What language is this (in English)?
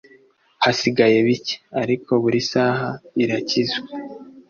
Kinyarwanda